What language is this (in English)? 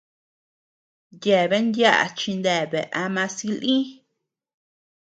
Tepeuxila Cuicatec